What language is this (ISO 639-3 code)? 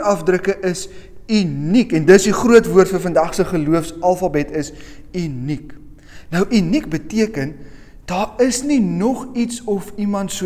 nld